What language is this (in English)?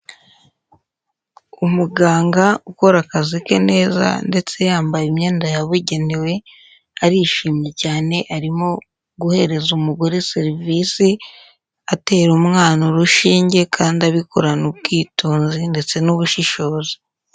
Kinyarwanda